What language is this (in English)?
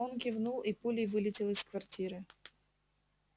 Russian